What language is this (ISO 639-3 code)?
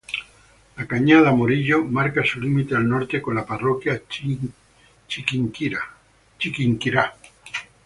spa